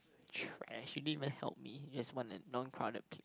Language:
English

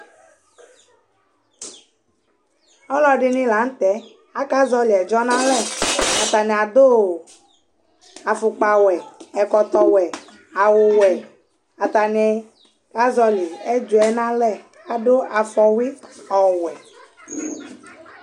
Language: Ikposo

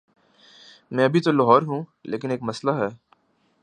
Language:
Urdu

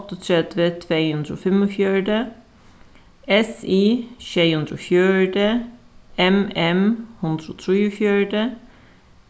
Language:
Faroese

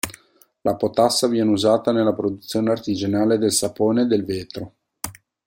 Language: Italian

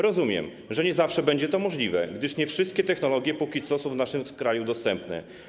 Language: Polish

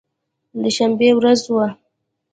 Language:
Pashto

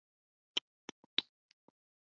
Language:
Chinese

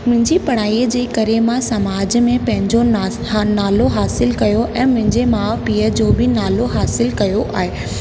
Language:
Sindhi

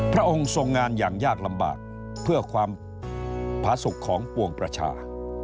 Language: Thai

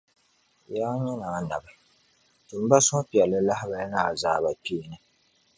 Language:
Dagbani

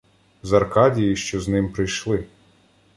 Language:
Ukrainian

